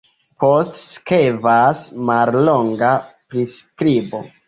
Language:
Esperanto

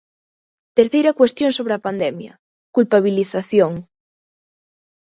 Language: Galician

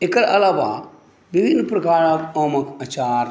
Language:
Maithili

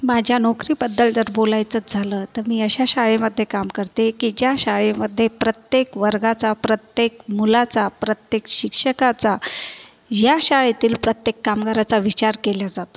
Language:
Marathi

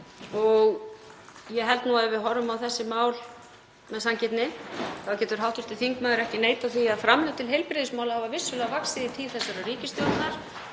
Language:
Icelandic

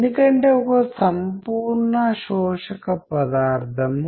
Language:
Telugu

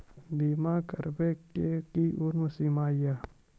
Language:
Maithili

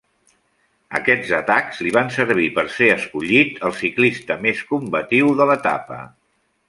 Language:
Catalan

